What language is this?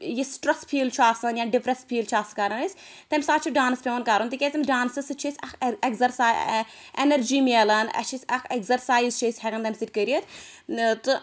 Kashmiri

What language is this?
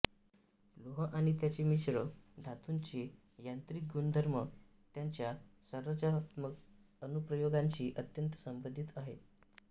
Marathi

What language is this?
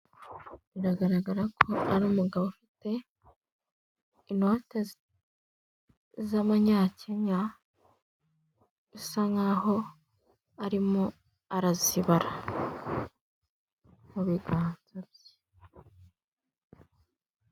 Kinyarwanda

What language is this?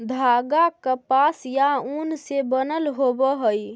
Magahi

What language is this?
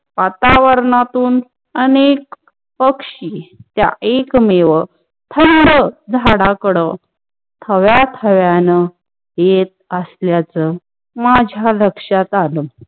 Marathi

